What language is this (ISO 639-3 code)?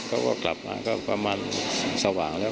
tha